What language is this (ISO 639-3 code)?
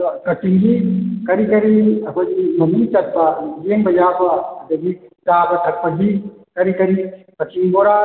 mni